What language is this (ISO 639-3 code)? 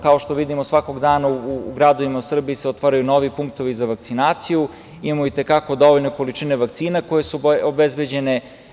srp